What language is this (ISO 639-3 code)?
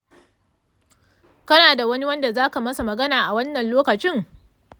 hau